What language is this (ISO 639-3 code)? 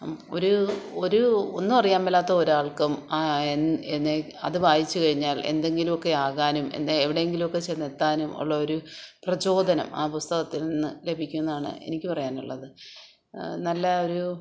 mal